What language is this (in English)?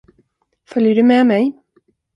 Swedish